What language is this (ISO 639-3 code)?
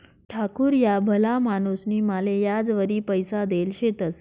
mar